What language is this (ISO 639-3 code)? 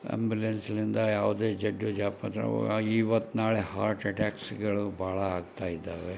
kan